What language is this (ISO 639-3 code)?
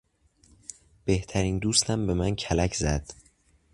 fas